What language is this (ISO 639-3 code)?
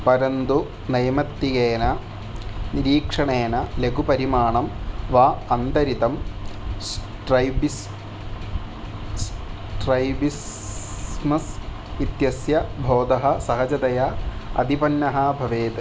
san